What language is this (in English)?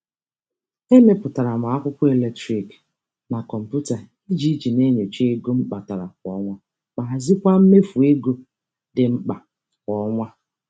Igbo